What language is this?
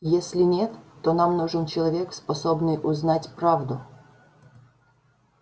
Russian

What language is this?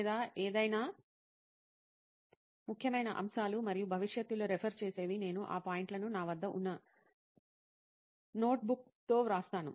Telugu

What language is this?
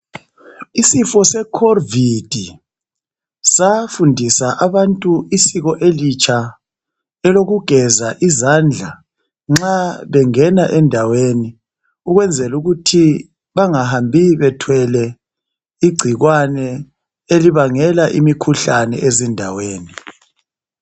North Ndebele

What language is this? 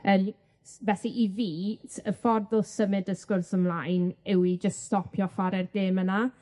Welsh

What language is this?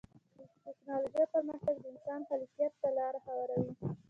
Pashto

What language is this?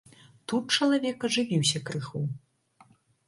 Belarusian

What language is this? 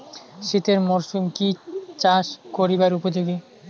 Bangla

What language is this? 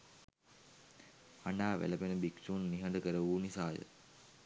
Sinhala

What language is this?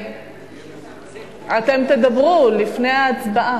Hebrew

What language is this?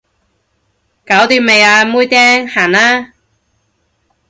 Cantonese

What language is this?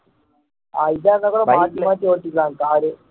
Tamil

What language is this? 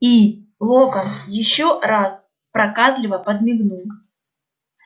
Russian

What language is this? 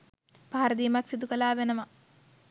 Sinhala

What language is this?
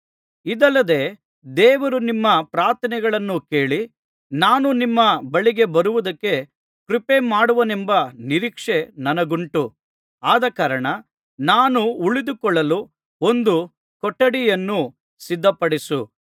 Kannada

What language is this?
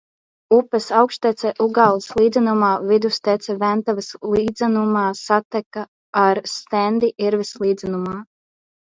Latvian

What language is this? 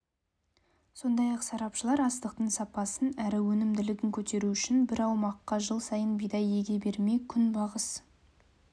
Kazakh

